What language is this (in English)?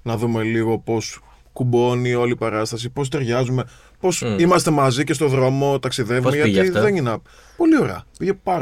Greek